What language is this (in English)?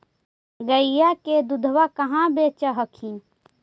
Magahi